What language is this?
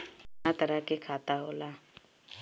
Bhojpuri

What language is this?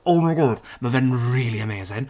Welsh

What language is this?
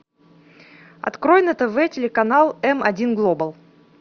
Russian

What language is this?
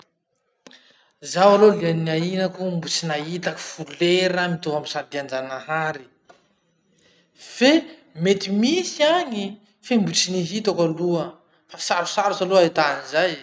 Masikoro Malagasy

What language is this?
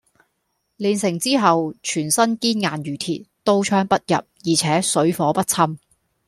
Cantonese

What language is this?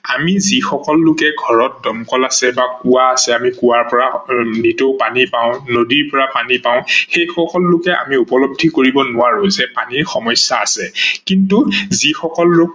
Assamese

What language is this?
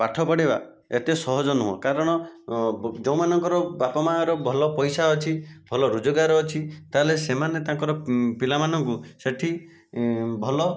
Odia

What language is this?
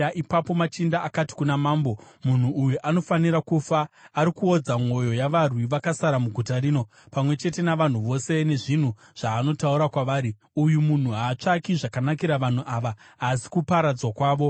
Shona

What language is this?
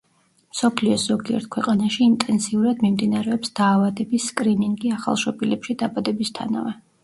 Georgian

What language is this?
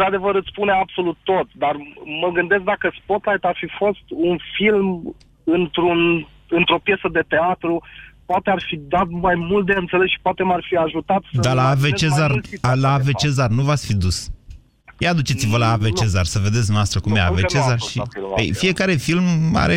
Romanian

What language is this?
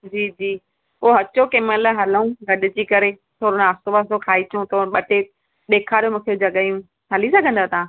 Sindhi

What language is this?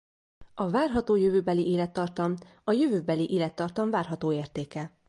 Hungarian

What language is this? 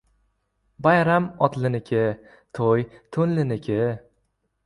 Uzbek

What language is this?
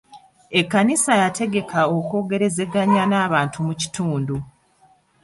Ganda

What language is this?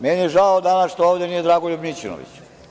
Serbian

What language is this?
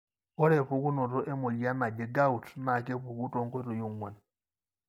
Masai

